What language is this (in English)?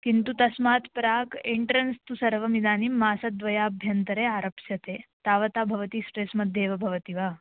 Sanskrit